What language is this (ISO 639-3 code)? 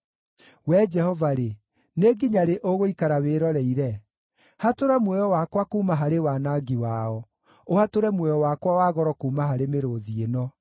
kik